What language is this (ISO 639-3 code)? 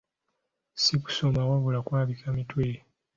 lug